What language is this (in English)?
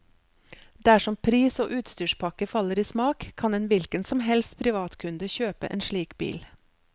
Norwegian